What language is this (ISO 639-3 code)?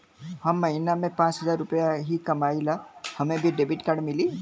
bho